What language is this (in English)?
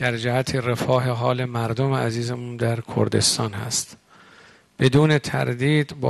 Persian